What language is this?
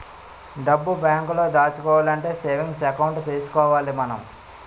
Telugu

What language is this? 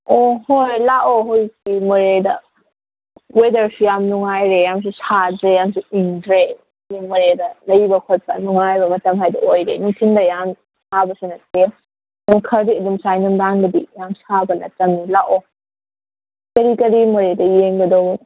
Manipuri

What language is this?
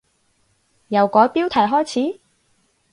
Cantonese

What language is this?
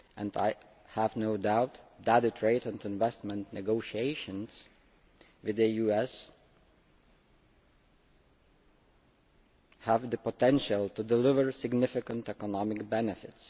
English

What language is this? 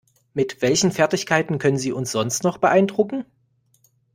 German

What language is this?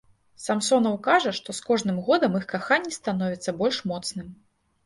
Belarusian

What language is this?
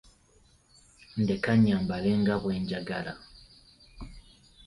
Ganda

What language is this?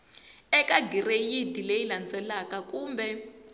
Tsonga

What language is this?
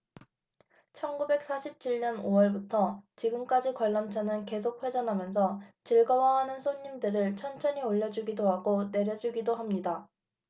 Korean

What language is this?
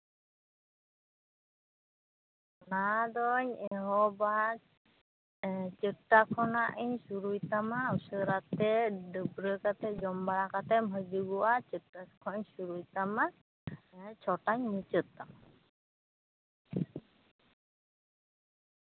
Santali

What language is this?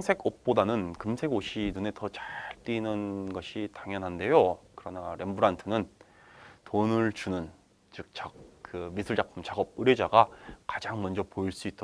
Korean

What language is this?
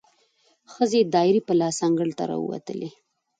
Pashto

